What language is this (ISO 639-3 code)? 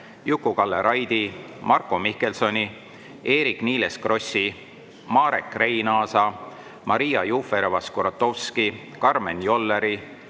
est